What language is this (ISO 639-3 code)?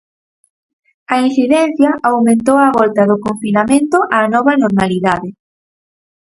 glg